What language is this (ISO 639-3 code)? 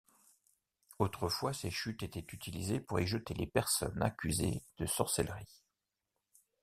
fra